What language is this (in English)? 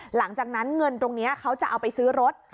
Thai